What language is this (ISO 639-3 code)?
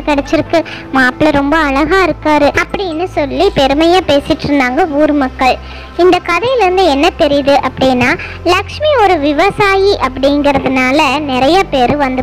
tha